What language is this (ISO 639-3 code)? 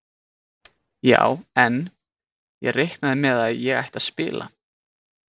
isl